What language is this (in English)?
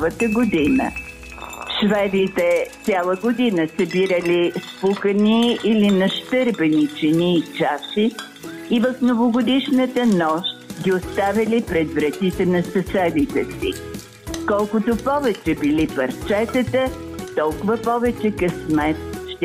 Bulgarian